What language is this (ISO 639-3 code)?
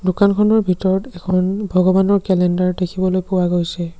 asm